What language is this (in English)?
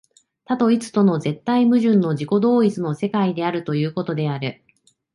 Japanese